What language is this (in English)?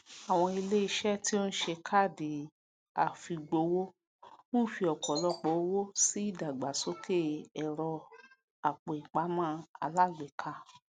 Yoruba